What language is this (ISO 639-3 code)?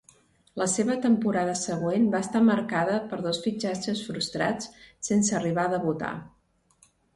cat